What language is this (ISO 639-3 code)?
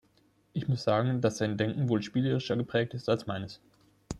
deu